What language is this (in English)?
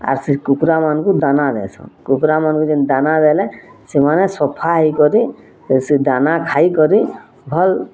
Odia